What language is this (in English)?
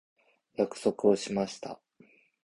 Japanese